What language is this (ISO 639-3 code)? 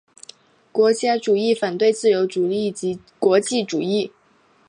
zho